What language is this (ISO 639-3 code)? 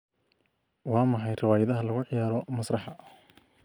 som